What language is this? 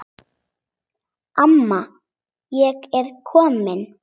Icelandic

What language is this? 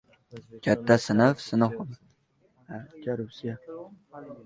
Uzbek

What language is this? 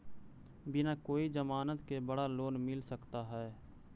Magahi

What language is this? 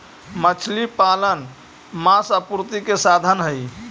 Magahi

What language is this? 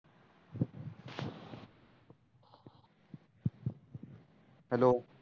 Marathi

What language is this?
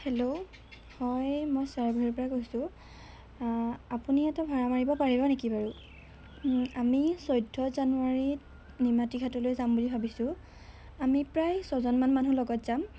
Assamese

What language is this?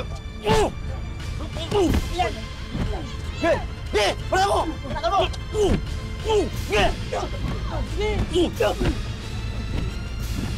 Filipino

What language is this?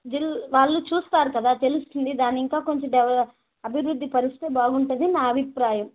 Telugu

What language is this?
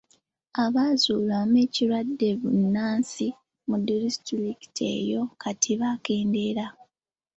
Ganda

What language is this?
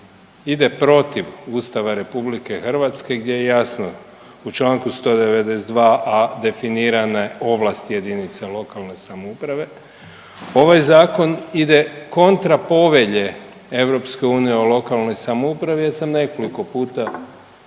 Croatian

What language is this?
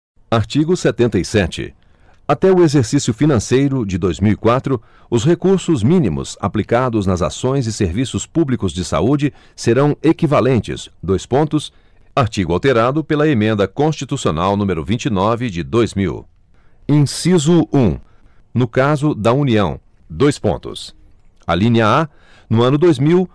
Portuguese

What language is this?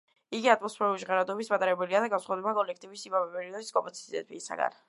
Georgian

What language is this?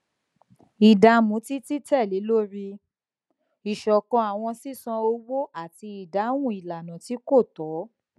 Yoruba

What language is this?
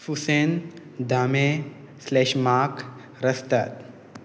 Konkani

